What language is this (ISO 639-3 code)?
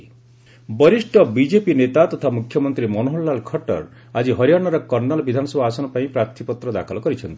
ori